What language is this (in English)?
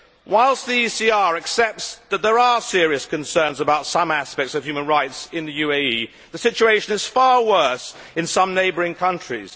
English